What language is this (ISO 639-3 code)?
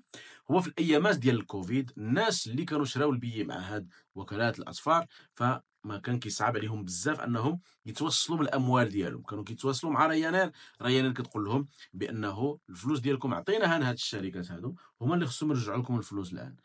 ara